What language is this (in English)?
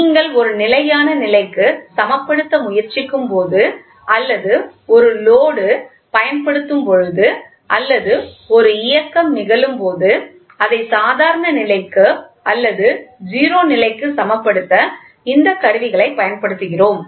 Tamil